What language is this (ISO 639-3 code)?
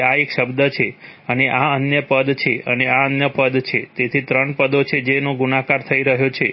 guj